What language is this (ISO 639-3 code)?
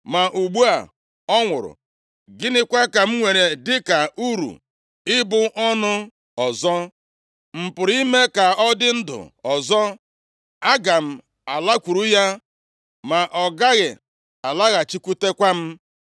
ibo